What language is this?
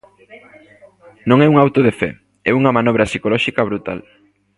Galician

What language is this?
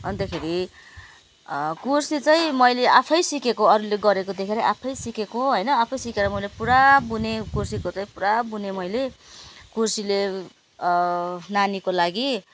Nepali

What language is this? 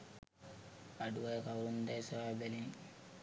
Sinhala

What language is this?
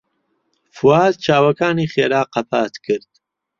Central Kurdish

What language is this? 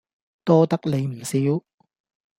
Cantonese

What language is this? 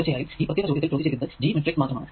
Malayalam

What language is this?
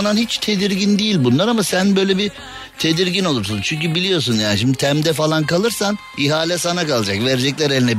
Turkish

